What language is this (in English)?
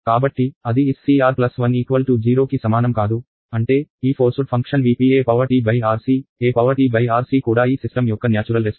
Telugu